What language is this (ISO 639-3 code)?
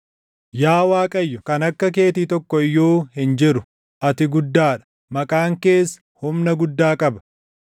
orm